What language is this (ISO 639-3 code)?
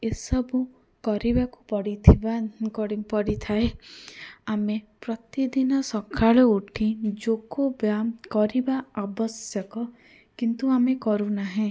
ori